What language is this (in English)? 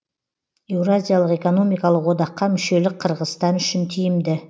Kazakh